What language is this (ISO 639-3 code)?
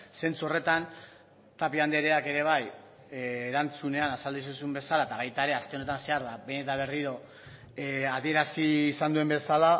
eus